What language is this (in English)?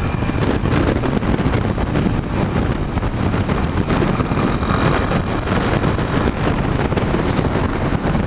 Portuguese